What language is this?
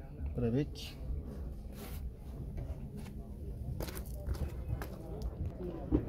Turkish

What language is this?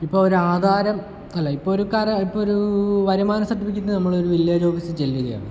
Malayalam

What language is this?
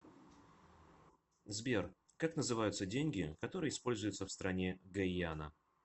Russian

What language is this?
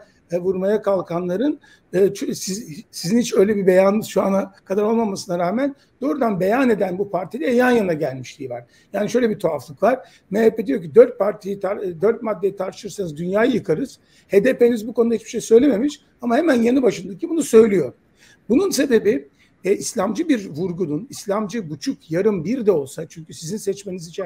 Turkish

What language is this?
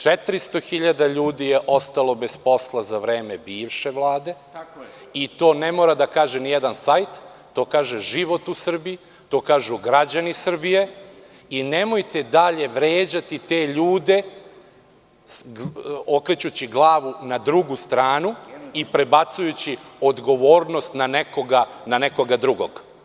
Serbian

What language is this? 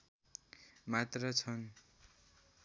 Nepali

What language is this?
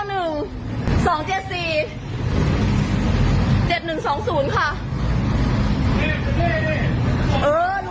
Thai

